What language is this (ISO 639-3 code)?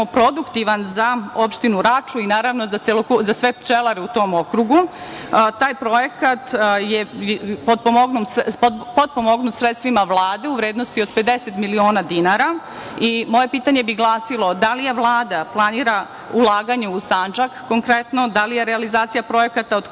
srp